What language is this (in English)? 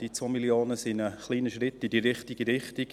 Swiss German